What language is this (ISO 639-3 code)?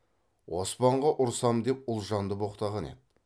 kaz